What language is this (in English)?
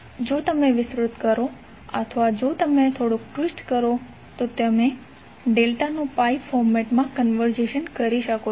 Gujarati